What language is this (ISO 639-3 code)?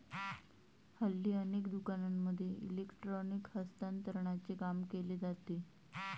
mar